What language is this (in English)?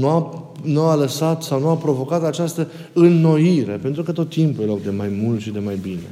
Romanian